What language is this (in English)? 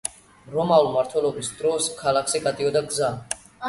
Georgian